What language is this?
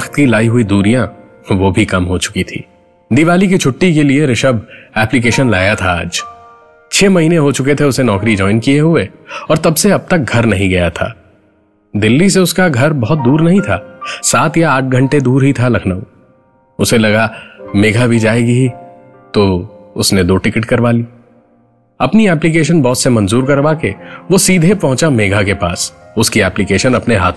Hindi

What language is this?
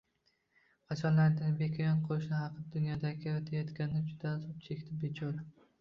Uzbek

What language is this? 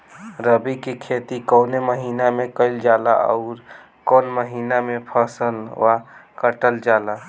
Bhojpuri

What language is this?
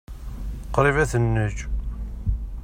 Kabyle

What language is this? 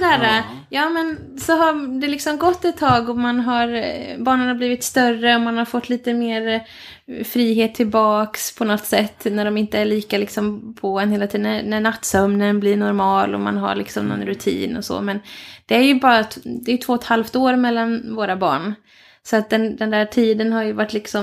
Swedish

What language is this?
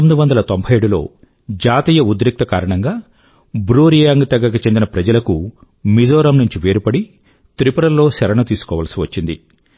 Telugu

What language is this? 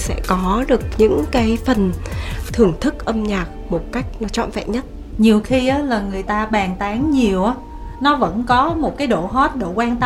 Vietnamese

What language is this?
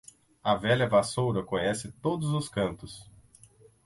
Portuguese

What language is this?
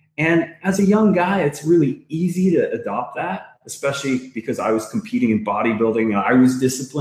English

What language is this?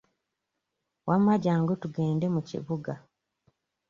Ganda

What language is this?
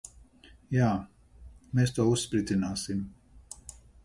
Latvian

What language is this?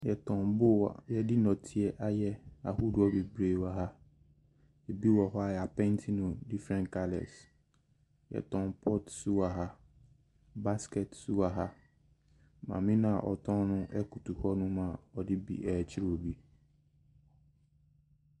Akan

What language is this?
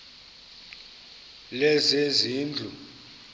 Xhosa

